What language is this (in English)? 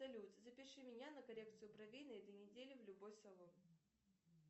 Russian